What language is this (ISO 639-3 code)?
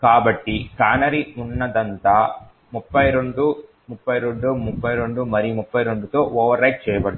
tel